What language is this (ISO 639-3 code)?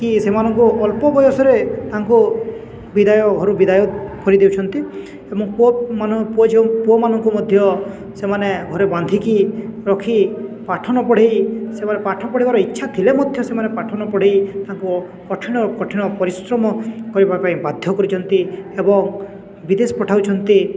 ori